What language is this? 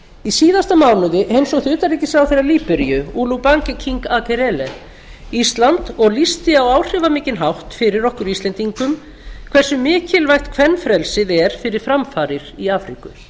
Icelandic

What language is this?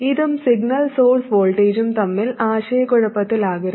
Malayalam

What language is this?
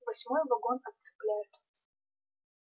Russian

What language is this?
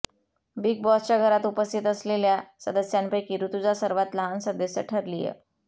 Marathi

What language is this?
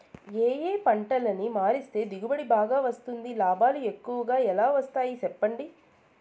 Telugu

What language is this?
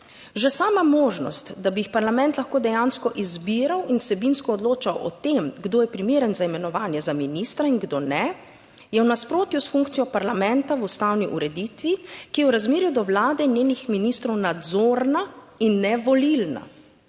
Slovenian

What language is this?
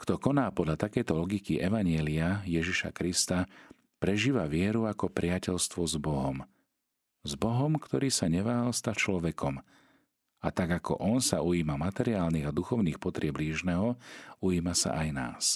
Slovak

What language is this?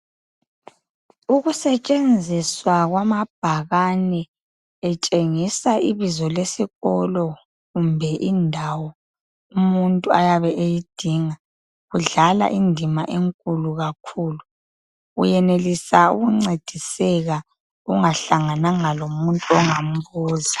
North Ndebele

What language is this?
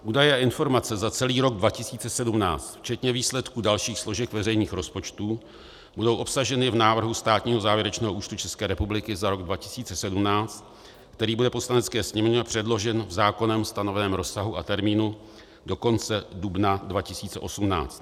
Czech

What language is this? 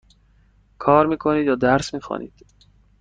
Persian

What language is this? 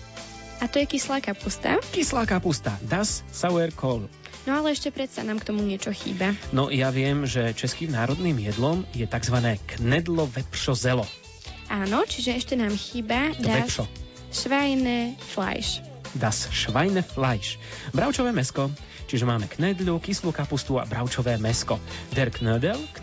Slovak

